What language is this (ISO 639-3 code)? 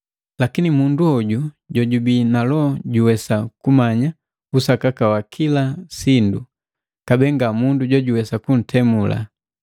mgv